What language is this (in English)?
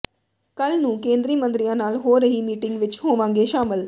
Punjabi